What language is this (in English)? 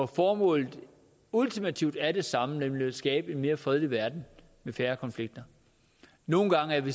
Danish